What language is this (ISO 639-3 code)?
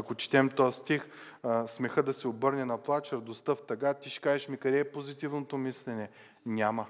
bul